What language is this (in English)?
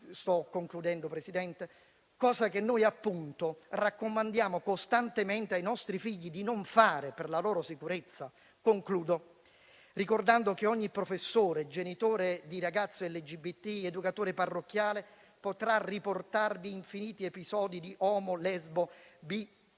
Italian